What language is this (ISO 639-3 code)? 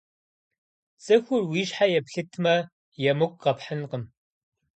kbd